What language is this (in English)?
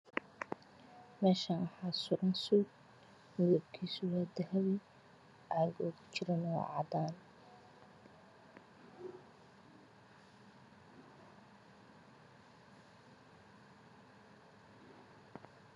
Somali